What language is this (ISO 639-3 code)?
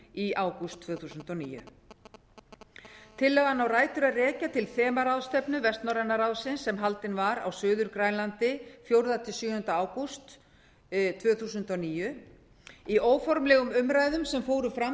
isl